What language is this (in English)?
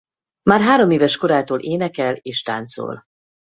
Hungarian